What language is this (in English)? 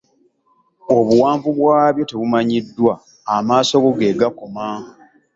Ganda